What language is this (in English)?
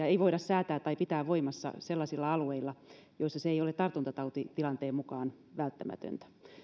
Finnish